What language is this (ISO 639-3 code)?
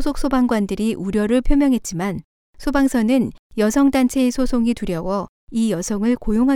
kor